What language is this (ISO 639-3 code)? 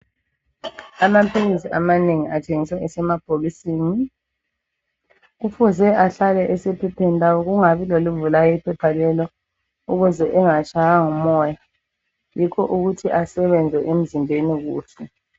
nde